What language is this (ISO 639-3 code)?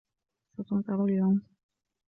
ara